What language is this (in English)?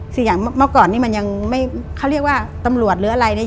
Thai